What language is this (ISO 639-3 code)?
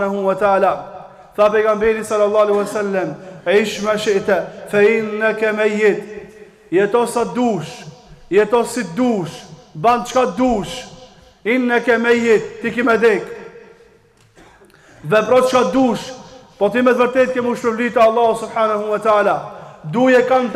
ara